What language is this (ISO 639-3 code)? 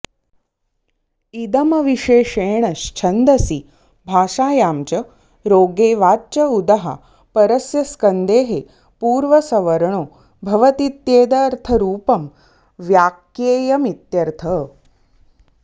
san